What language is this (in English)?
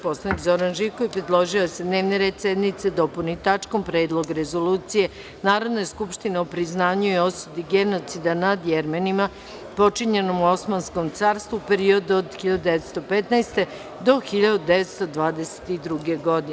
Serbian